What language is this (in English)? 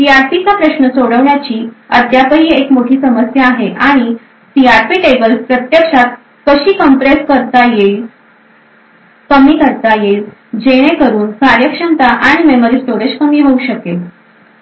Marathi